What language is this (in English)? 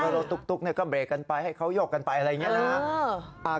Thai